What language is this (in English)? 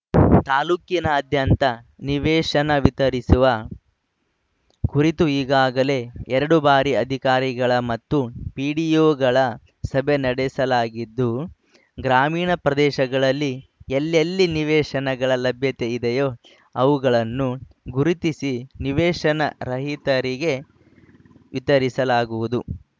Kannada